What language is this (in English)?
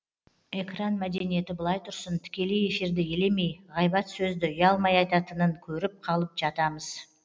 Kazakh